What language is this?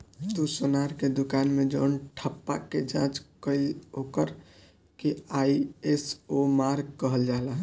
Bhojpuri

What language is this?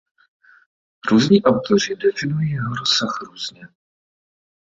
Czech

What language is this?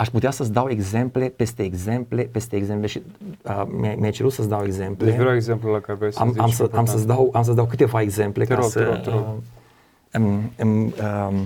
Romanian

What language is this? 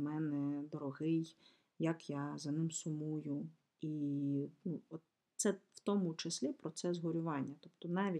Ukrainian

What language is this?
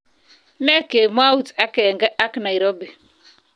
Kalenjin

